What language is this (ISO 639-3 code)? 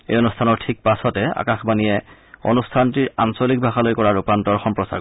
asm